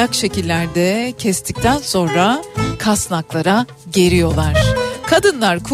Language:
Turkish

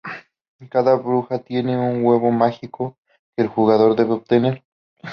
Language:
Spanish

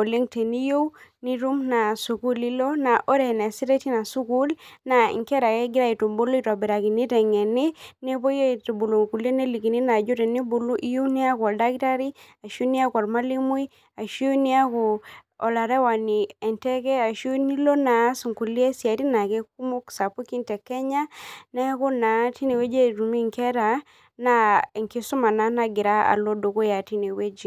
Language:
Masai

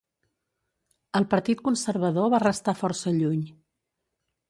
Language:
Catalan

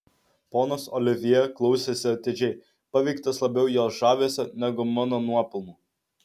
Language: Lithuanian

